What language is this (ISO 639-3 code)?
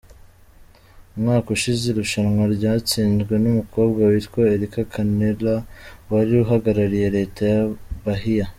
kin